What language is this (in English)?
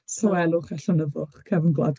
Welsh